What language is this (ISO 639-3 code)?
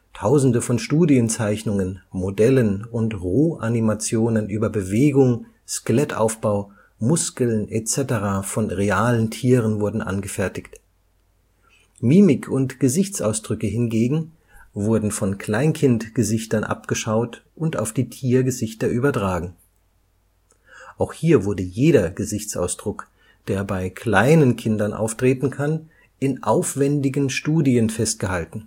deu